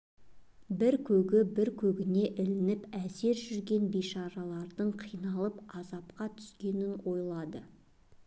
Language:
Kazakh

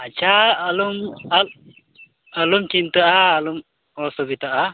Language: Santali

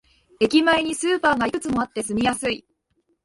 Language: Japanese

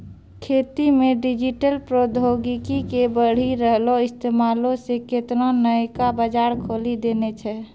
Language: Maithili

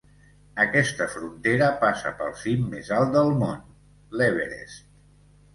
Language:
Catalan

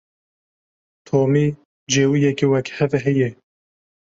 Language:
Kurdish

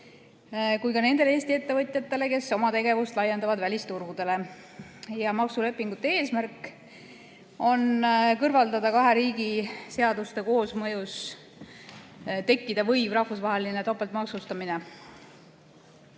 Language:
Estonian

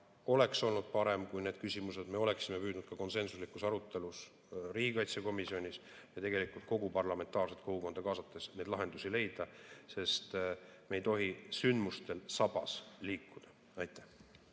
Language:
Estonian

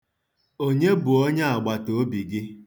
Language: Igbo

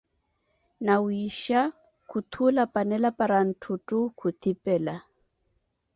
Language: Koti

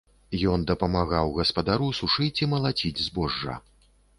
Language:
Belarusian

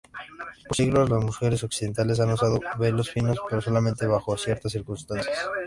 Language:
Spanish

